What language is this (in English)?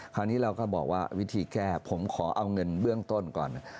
Thai